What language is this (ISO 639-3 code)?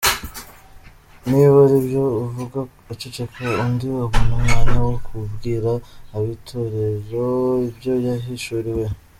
kin